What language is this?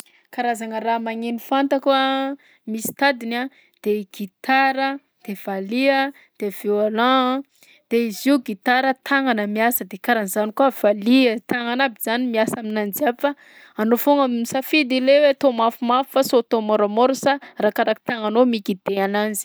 Southern Betsimisaraka Malagasy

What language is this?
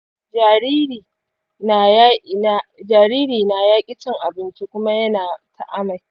Hausa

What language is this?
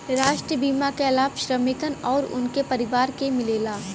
Bhojpuri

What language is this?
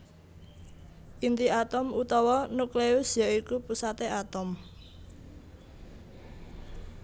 Javanese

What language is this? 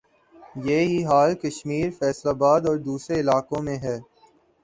Urdu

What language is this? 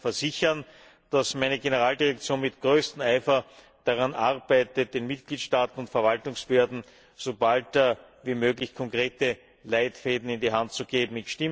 German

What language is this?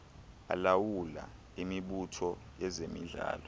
Xhosa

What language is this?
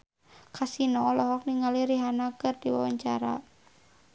Sundanese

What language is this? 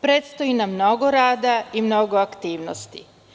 Serbian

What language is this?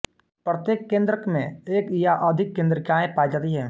Hindi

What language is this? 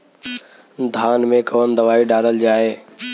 Bhojpuri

